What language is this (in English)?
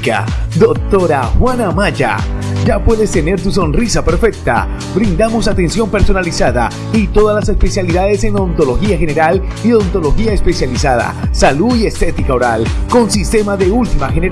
Spanish